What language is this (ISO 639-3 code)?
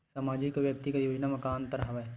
hne